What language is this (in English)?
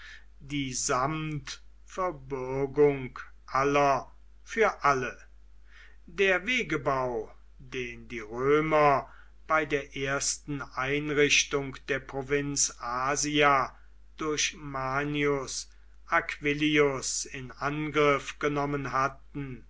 German